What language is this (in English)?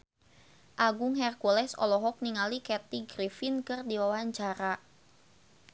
Sundanese